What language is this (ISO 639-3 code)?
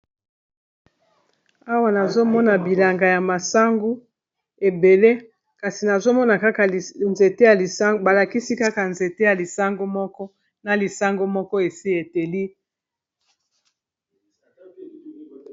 lin